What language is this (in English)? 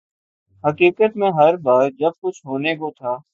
Urdu